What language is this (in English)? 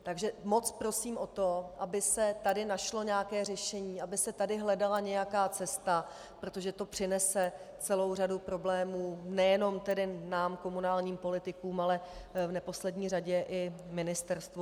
Czech